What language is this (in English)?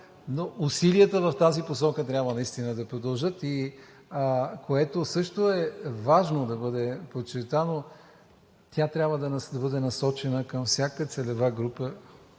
Bulgarian